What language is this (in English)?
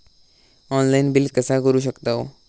Marathi